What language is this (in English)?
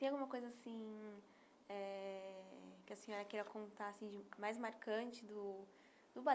Portuguese